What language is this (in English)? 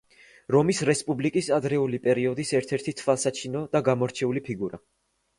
Georgian